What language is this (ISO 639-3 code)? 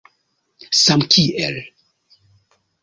epo